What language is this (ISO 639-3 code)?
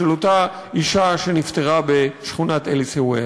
heb